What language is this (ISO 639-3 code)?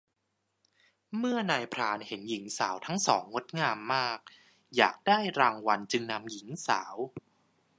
tha